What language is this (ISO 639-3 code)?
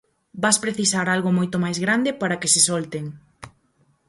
glg